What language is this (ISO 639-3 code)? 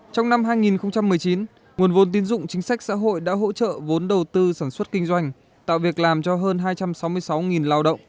vie